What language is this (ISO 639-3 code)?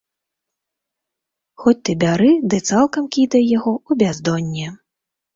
bel